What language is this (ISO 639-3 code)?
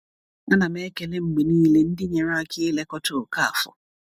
ibo